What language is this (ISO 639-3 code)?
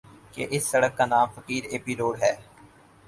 urd